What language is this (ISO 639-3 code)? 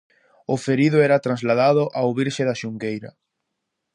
glg